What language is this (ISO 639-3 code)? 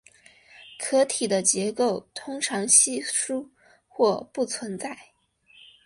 zho